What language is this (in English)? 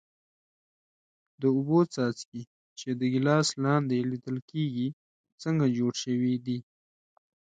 Pashto